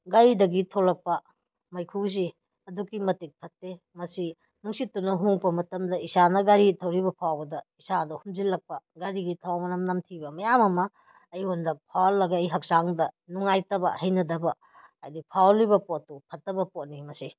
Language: Manipuri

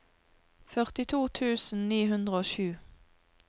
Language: Norwegian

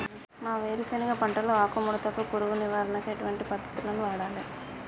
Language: Telugu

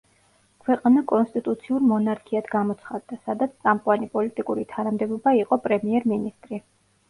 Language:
Georgian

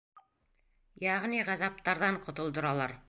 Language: Bashkir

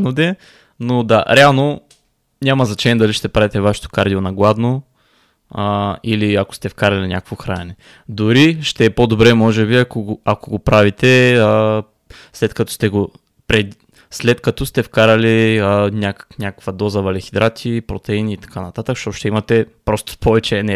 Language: Bulgarian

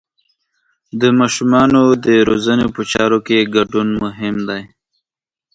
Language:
Pashto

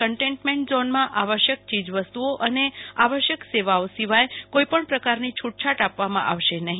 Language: Gujarati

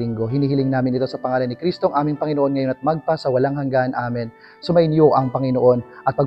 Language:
Filipino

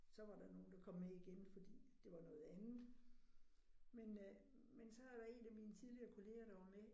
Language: Danish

